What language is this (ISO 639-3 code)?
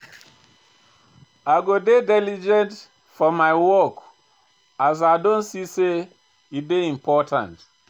pcm